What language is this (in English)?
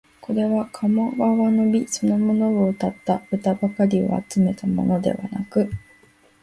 Japanese